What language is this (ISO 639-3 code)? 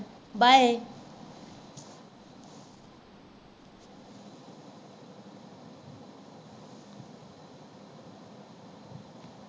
pan